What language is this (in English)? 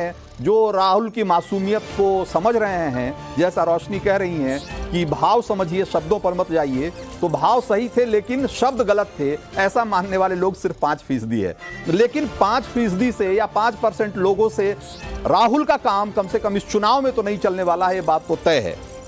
Hindi